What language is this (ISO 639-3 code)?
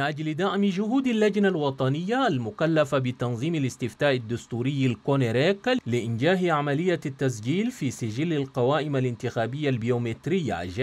ara